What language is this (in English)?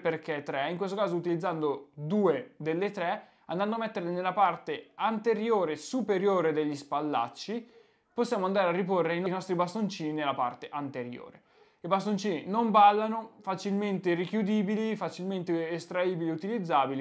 Italian